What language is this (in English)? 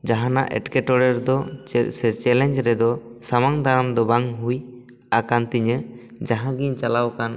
Santali